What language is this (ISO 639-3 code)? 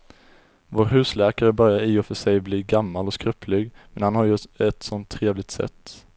swe